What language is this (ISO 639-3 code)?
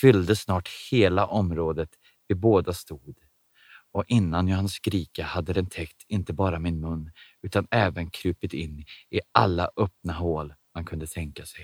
swe